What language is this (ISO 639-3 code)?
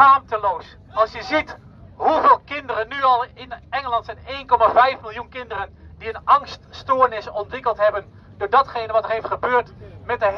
nld